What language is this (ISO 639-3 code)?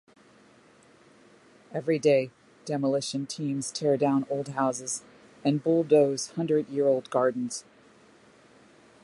eng